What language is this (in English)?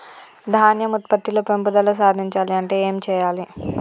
Telugu